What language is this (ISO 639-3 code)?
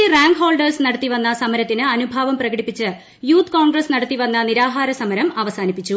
mal